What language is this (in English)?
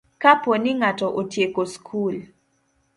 Luo (Kenya and Tanzania)